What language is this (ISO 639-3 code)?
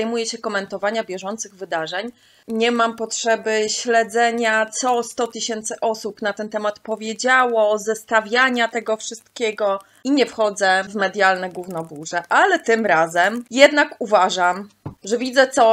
pol